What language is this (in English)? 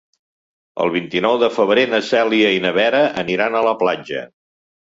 Catalan